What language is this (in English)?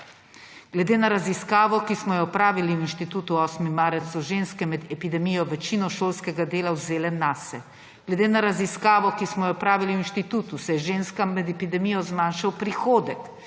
Slovenian